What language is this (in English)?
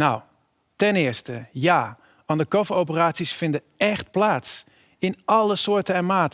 Dutch